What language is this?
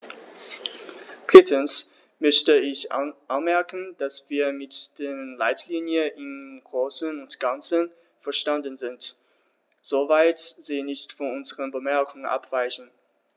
German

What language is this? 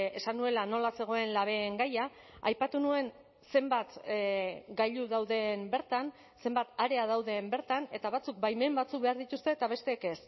Basque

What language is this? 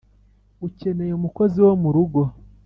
Kinyarwanda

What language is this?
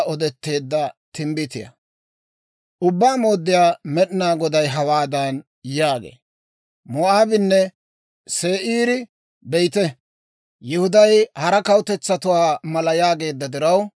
Dawro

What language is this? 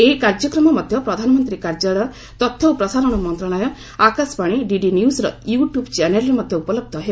Odia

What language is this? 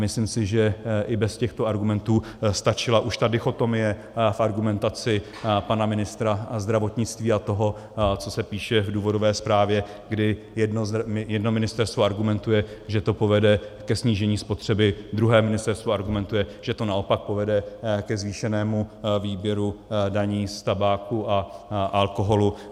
Czech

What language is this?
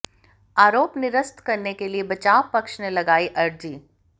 Hindi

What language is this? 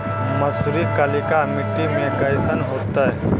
Magahi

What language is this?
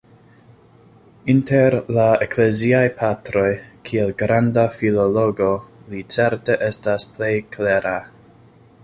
Esperanto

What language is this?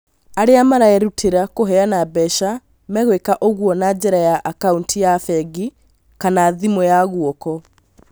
Kikuyu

